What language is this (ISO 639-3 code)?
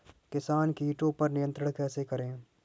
hin